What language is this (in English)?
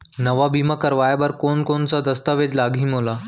Chhattisgarhi